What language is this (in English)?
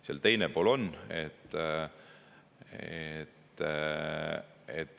Estonian